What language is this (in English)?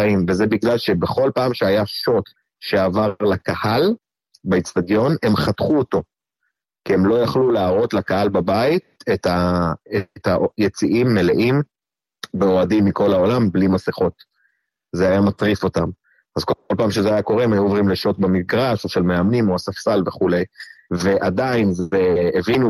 Hebrew